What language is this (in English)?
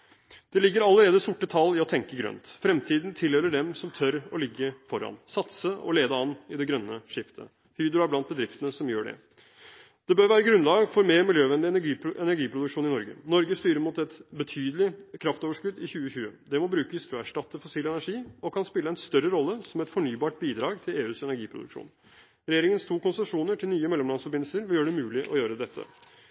Norwegian Bokmål